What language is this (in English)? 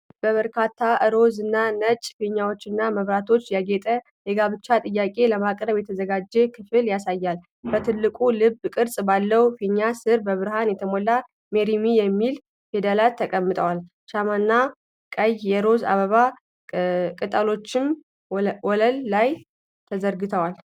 Amharic